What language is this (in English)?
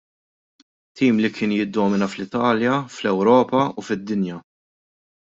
Maltese